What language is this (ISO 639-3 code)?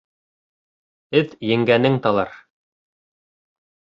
bak